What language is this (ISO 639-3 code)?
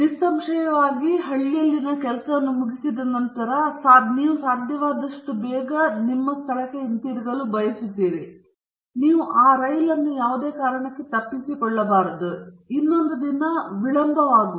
kan